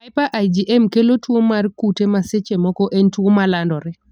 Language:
Luo (Kenya and Tanzania)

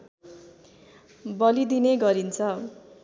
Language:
Nepali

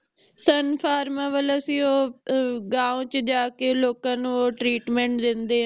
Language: Punjabi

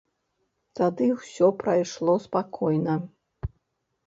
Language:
Belarusian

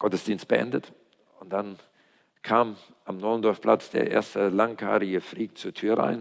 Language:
German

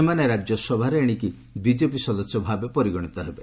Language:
Odia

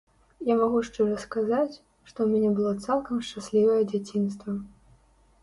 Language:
Belarusian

